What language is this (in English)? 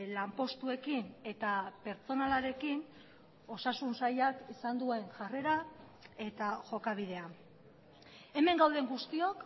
Basque